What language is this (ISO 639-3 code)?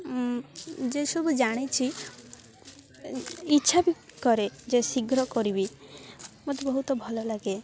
ori